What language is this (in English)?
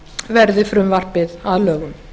Icelandic